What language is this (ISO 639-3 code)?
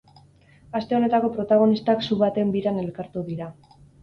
eus